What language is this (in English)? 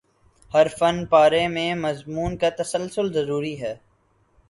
Urdu